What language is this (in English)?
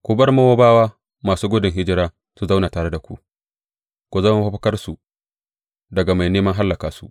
Hausa